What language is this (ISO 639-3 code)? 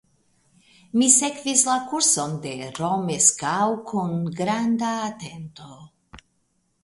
epo